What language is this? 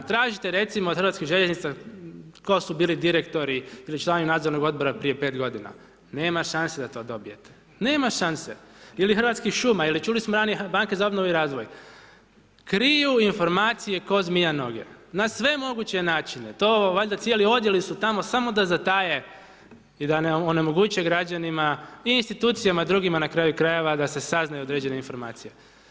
Croatian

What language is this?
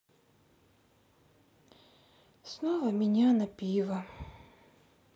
Russian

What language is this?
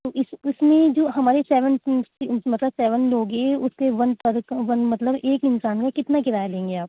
Urdu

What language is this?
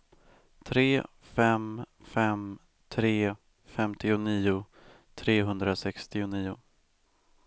Swedish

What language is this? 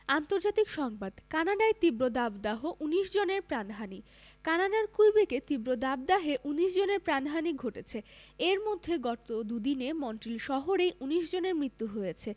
Bangla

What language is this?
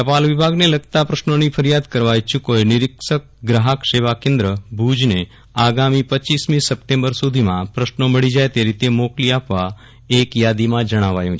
Gujarati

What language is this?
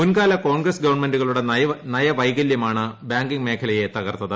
Malayalam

